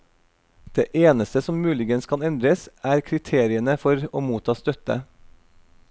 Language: Norwegian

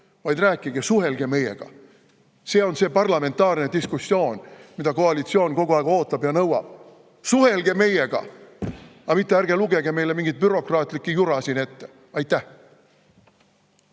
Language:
Estonian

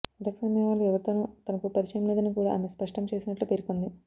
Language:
Telugu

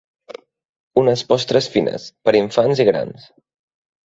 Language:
Catalan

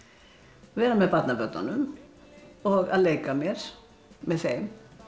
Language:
Icelandic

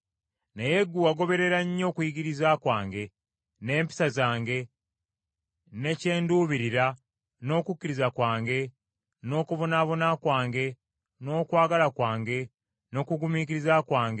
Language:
Ganda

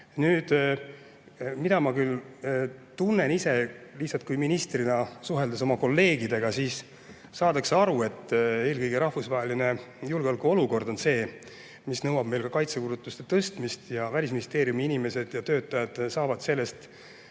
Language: Estonian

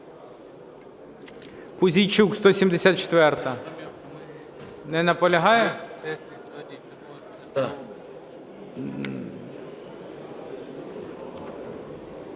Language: Ukrainian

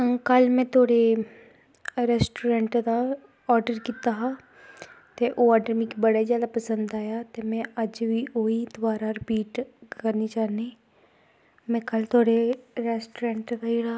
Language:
Dogri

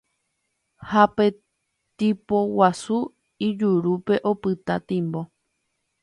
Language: Guarani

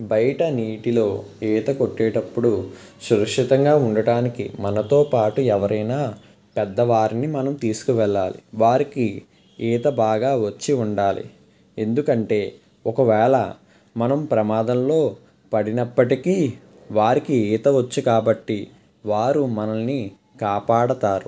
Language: Telugu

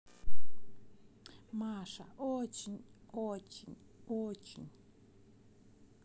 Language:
Russian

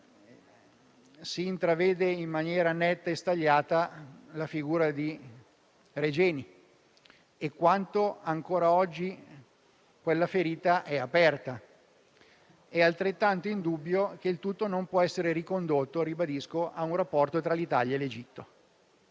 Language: Italian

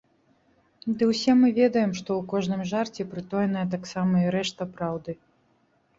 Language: Belarusian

